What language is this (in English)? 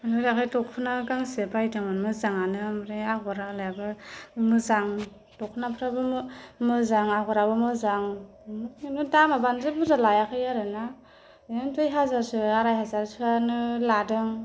Bodo